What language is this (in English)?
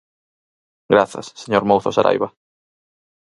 Galician